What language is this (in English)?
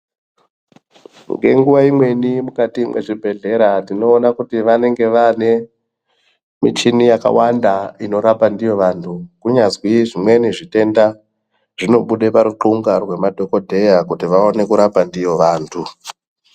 Ndau